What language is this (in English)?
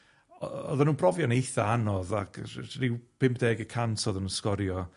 Welsh